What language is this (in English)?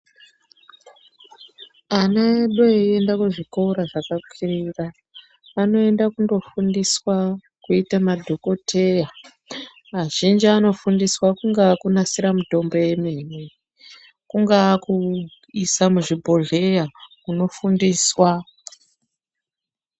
Ndau